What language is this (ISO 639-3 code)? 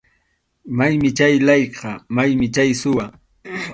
qxu